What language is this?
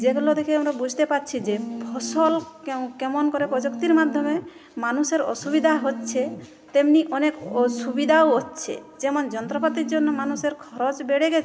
Bangla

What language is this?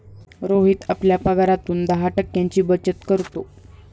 Marathi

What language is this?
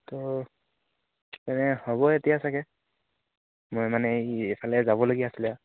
Assamese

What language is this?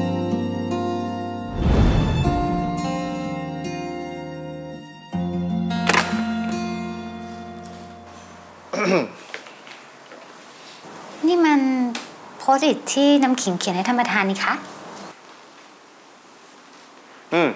Thai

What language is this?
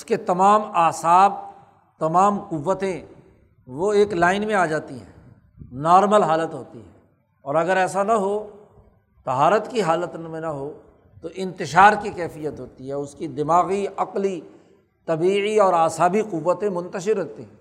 Urdu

